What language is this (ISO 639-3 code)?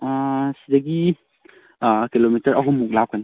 mni